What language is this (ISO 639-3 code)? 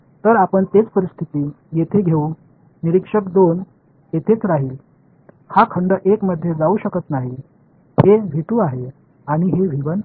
mar